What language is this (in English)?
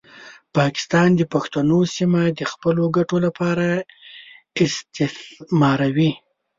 Pashto